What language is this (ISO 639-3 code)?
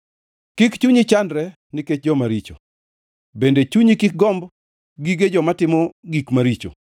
luo